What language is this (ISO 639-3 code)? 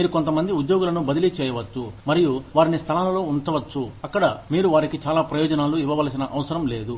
tel